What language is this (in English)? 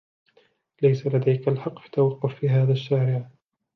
Arabic